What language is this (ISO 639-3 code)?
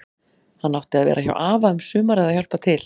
isl